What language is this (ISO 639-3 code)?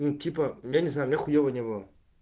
rus